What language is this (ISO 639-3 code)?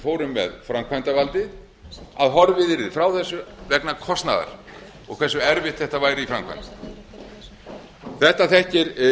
isl